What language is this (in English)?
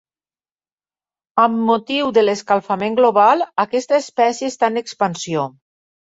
Catalan